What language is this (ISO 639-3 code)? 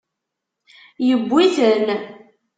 kab